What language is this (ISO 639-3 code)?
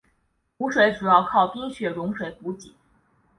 zho